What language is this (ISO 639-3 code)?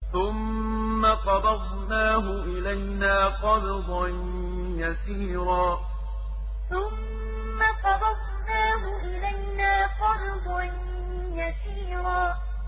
ara